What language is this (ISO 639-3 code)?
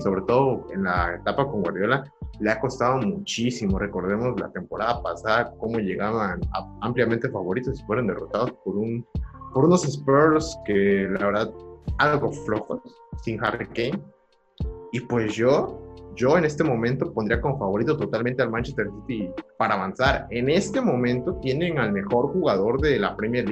spa